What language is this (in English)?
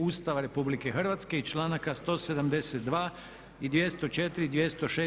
Croatian